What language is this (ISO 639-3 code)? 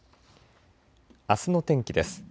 jpn